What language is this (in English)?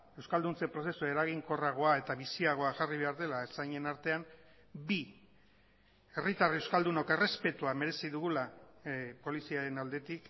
Basque